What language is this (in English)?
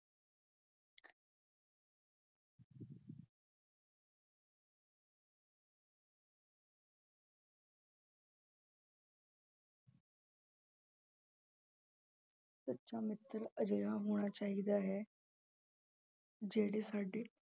Punjabi